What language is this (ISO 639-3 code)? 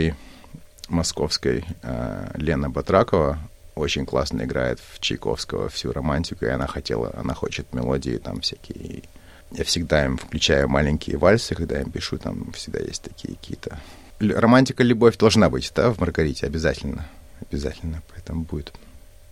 rus